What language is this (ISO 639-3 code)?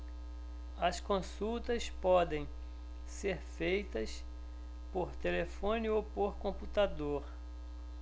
por